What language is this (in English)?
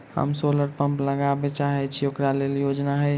Maithili